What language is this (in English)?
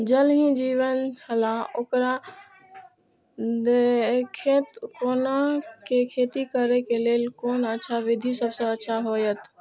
Maithili